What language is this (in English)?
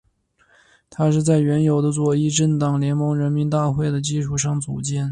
Chinese